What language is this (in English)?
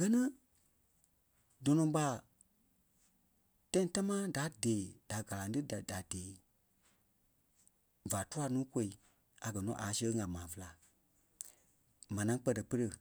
Kpelle